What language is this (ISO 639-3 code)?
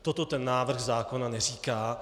ces